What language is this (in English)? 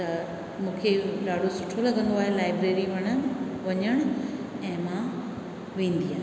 Sindhi